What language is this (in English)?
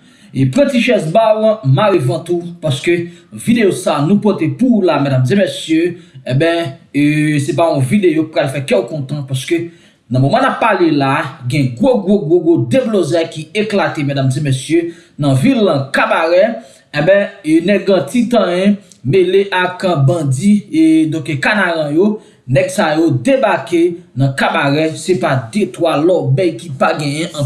French